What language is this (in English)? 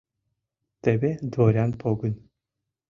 Mari